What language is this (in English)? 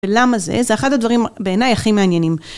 Hebrew